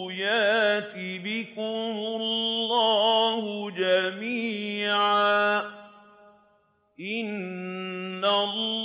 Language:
Arabic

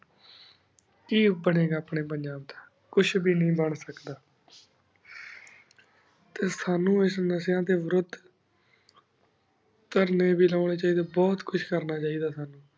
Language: Punjabi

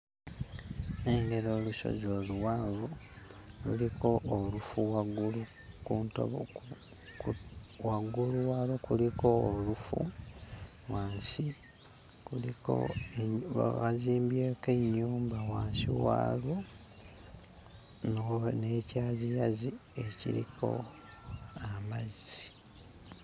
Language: Ganda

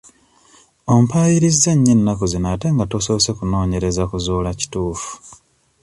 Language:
Ganda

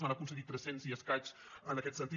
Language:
Catalan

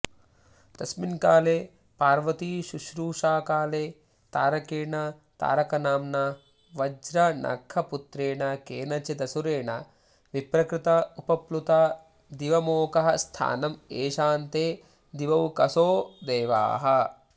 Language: Sanskrit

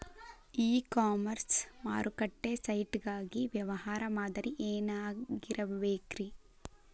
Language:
Kannada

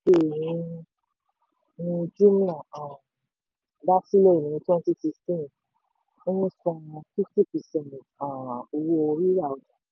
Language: Yoruba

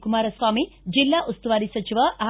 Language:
Kannada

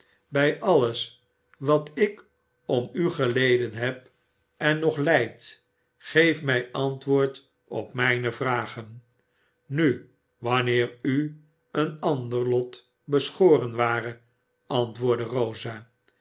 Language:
Dutch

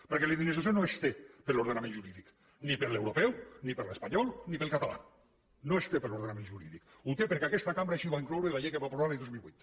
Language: Catalan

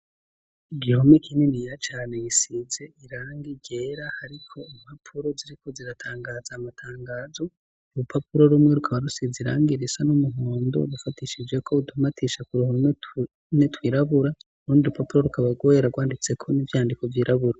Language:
Rundi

